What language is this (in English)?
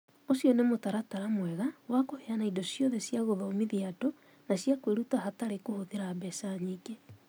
Kikuyu